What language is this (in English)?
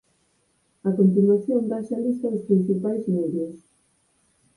Galician